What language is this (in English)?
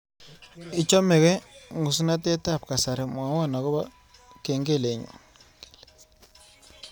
Kalenjin